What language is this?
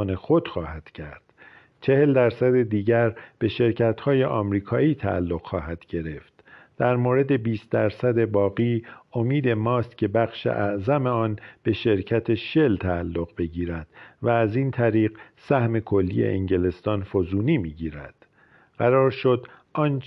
Persian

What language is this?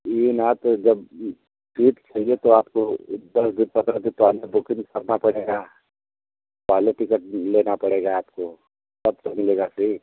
Hindi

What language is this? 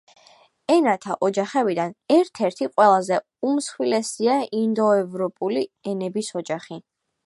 Georgian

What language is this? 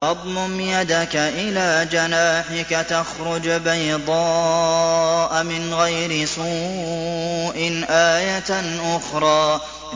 Arabic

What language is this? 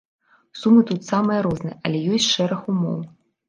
Belarusian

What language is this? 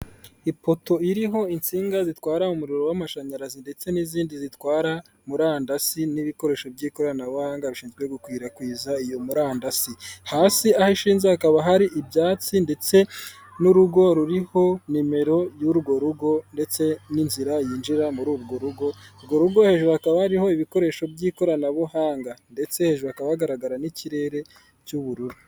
Kinyarwanda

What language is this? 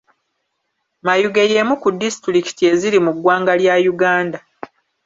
Ganda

